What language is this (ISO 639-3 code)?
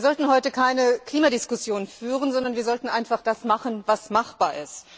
deu